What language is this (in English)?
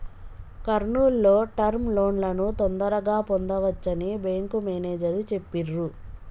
Telugu